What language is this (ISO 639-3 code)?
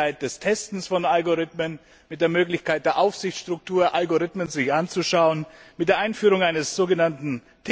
deu